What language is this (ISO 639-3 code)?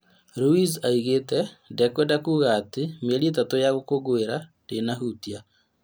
kik